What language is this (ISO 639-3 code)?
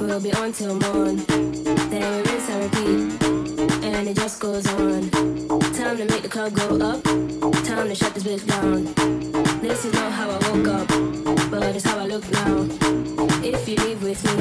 eng